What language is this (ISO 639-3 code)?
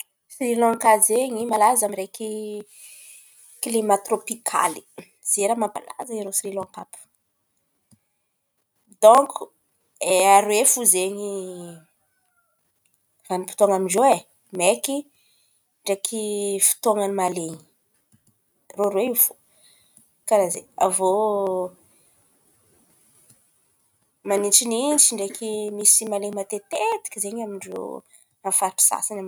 xmv